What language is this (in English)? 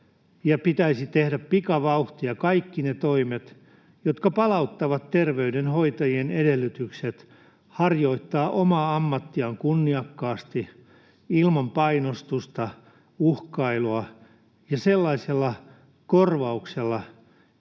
Finnish